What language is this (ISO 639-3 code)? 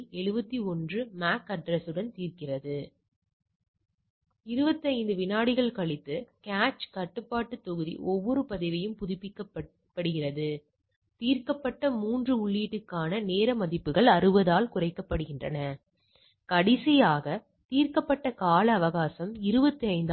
tam